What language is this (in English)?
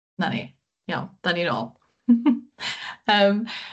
Welsh